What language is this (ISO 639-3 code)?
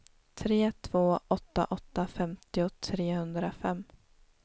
swe